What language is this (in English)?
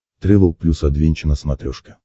Russian